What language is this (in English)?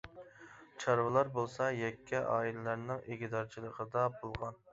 Uyghur